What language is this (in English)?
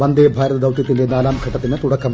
Malayalam